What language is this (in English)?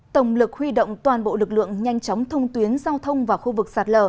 Vietnamese